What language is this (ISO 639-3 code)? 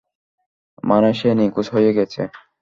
ben